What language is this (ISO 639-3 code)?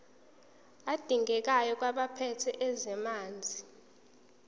zul